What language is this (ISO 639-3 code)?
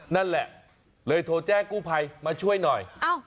tha